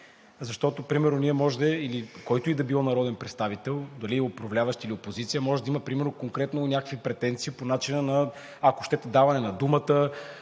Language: Bulgarian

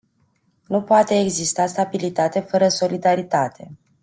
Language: Romanian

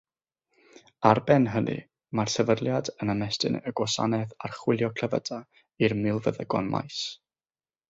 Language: Welsh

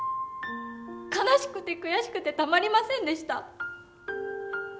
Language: Japanese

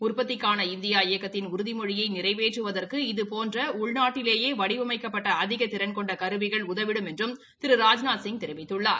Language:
Tamil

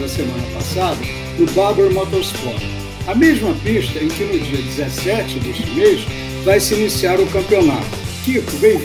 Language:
Portuguese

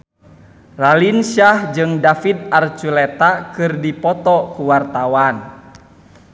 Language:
Sundanese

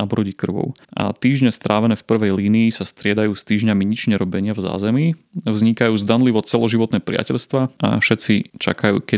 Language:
Slovak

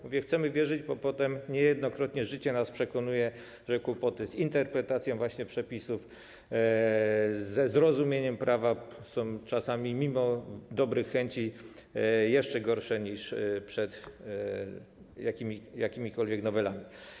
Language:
Polish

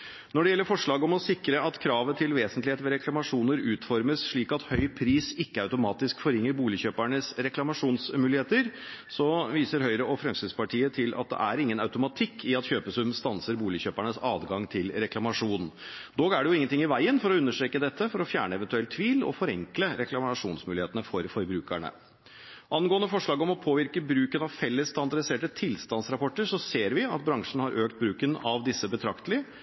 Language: Norwegian Bokmål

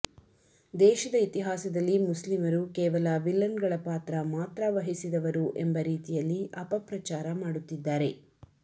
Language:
Kannada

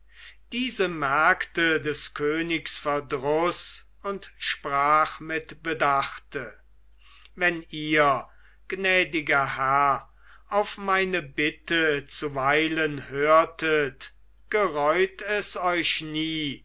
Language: German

